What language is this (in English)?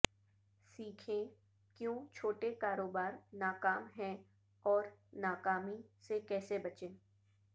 Urdu